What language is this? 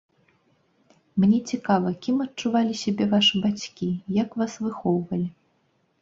Belarusian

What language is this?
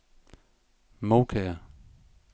Danish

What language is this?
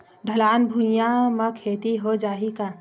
Chhattisgarhi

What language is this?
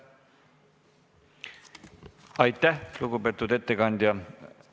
Estonian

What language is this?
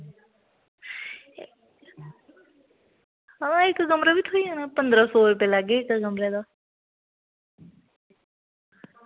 Dogri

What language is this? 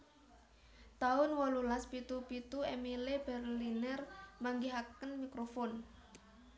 Javanese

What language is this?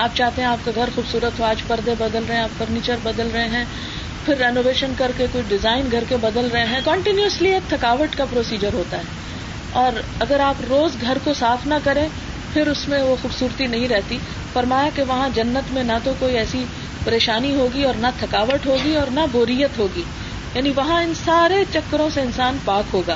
Urdu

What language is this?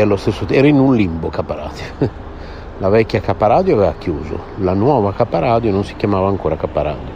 Italian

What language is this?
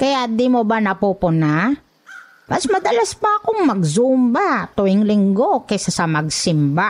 Filipino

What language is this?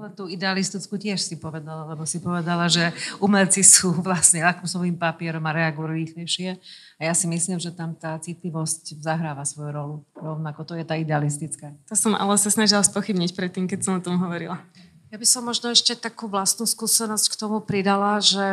Slovak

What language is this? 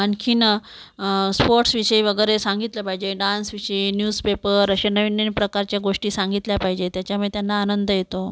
Marathi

